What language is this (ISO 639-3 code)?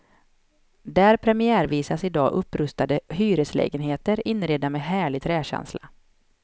swe